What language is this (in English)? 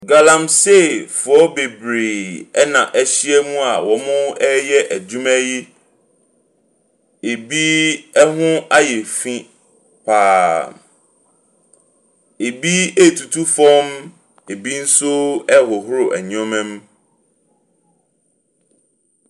Akan